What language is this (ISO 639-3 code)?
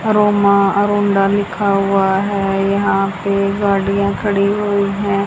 hin